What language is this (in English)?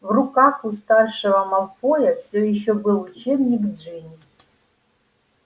Russian